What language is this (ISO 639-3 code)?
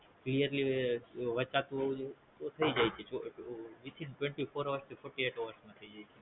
guj